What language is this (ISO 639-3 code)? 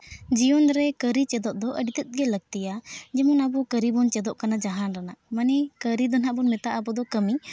sat